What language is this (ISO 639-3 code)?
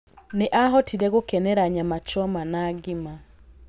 kik